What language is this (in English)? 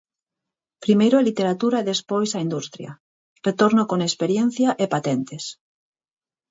Galician